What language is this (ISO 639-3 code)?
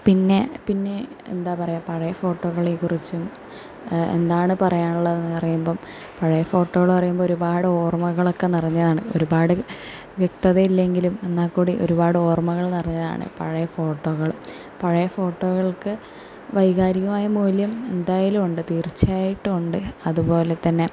mal